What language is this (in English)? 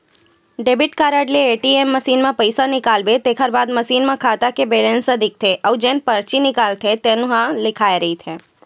Chhattisgarhi